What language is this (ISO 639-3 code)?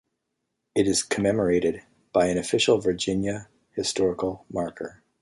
eng